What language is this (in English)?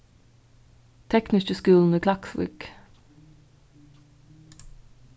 Faroese